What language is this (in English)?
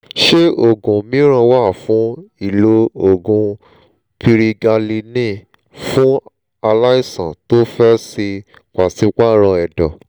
Yoruba